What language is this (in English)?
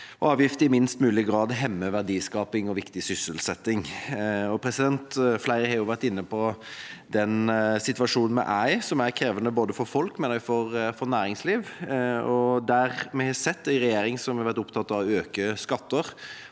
Norwegian